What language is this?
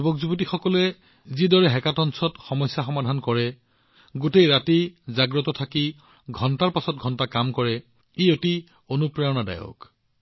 Assamese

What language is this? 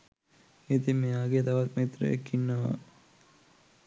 Sinhala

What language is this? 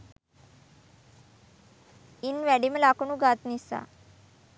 Sinhala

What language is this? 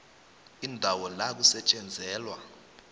South Ndebele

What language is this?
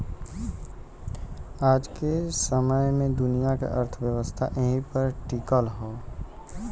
Bhojpuri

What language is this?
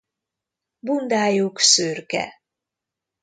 Hungarian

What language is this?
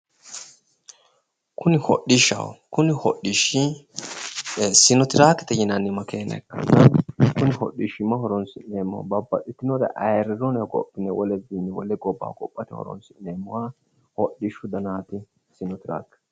Sidamo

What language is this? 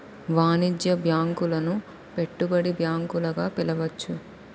Telugu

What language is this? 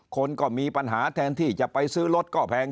Thai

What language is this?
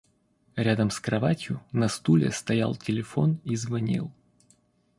Russian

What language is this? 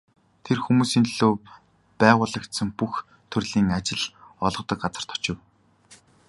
Mongolian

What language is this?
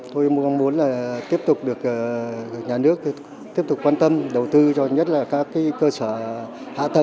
Vietnamese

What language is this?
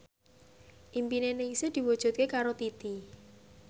Javanese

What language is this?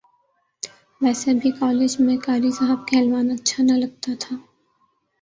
Urdu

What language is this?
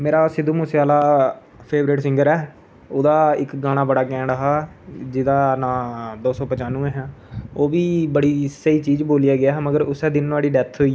Dogri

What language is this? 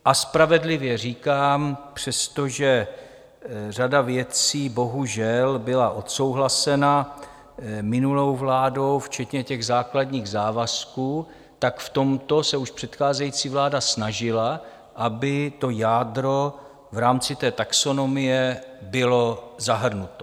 Czech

